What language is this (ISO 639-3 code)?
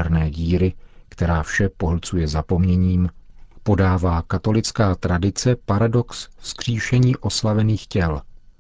ces